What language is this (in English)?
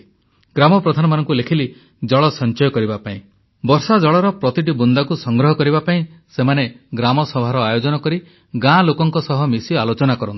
Odia